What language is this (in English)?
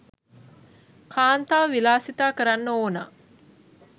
Sinhala